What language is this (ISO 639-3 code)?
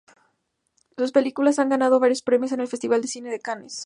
spa